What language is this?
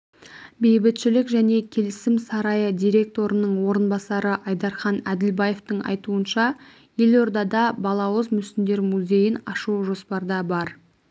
Kazakh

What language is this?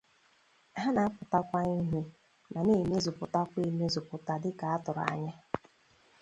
Igbo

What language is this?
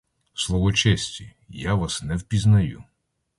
Ukrainian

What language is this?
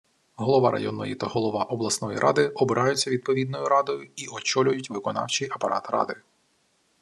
Ukrainian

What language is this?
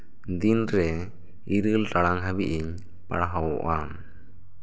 Santali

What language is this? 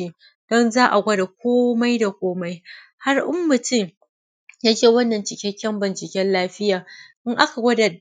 Hausa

